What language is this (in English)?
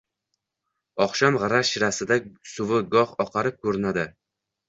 Uzbek